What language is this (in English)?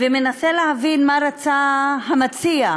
Hebrew